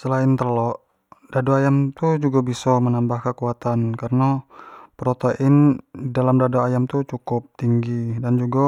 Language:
Jambi Malay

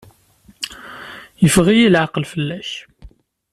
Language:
Kabyle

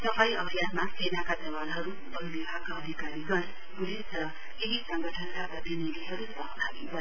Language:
Nepali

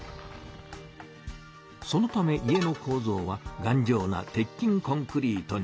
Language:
Japanese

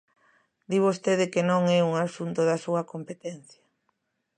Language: Galician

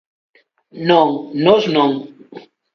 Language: Galician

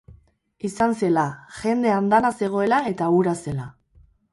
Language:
Basque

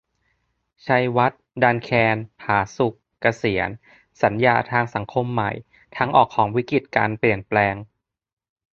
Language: Thai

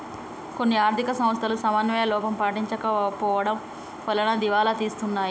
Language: Telugu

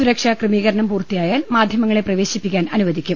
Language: Malayalam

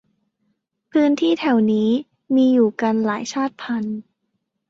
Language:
Thai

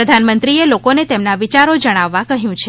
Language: Gujarati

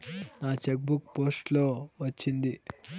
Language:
Telugu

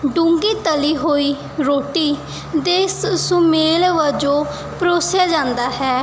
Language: Punjabi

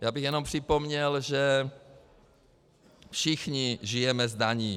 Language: Czech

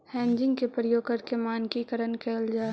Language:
Magahi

